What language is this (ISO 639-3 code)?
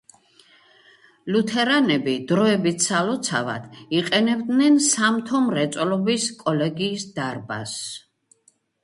kat